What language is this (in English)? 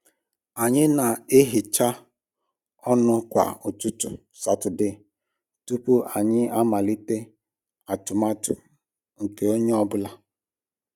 Igbo